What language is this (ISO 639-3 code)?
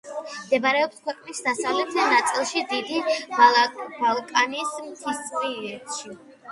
kat